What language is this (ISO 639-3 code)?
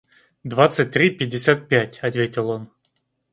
rus